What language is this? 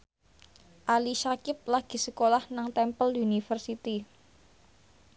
Javanese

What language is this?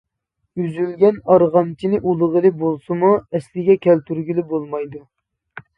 Uyghur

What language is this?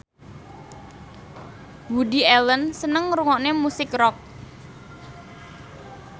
Javanese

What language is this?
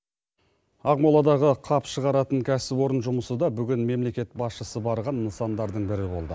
Kazakh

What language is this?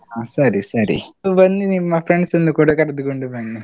Kannada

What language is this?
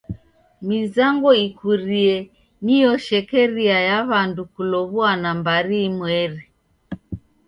Taita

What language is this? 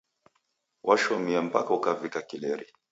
Taita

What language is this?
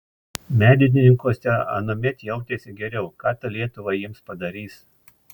Lithuanian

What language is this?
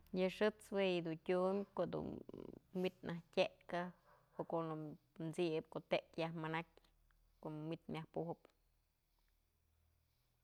Mazatlán Mixe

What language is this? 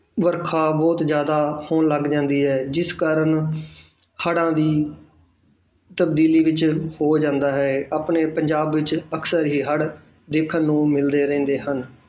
Punjabi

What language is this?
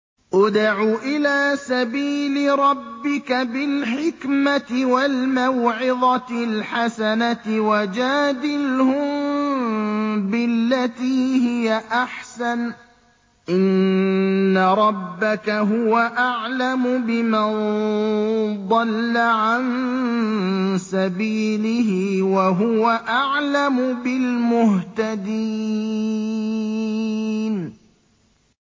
Arabic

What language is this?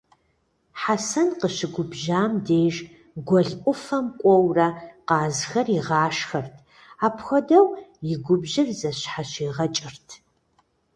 Kabardian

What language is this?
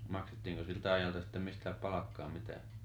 Finnish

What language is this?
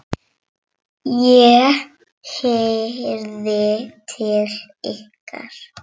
Icelandic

